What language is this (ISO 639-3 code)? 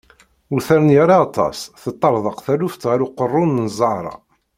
kab